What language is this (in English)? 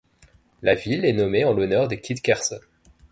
French